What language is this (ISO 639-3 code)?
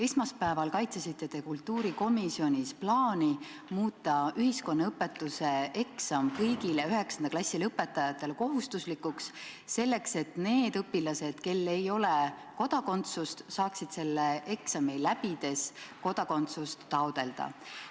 est